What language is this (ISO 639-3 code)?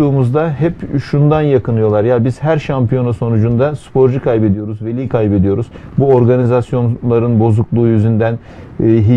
tur